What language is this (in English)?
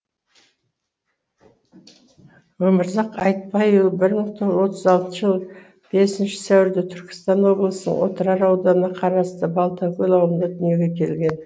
Kazakh